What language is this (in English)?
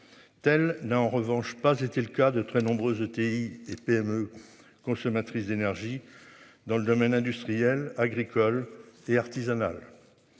French